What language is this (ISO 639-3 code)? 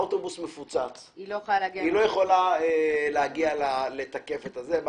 heb